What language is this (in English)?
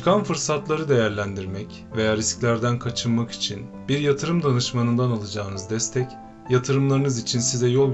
Turkish